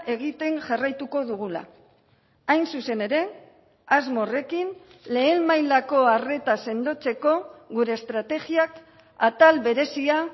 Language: Basque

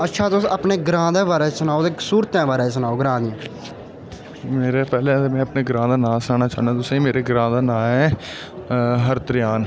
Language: Dogri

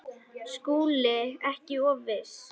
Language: Icelandic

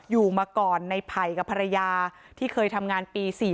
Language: Thai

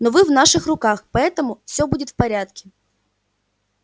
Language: Russian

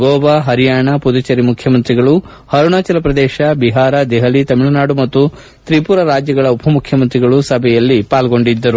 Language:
Kannada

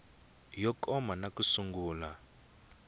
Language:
Tsonga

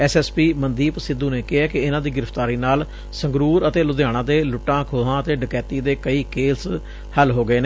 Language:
Punjabi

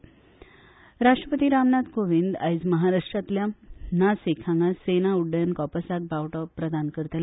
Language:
Konkani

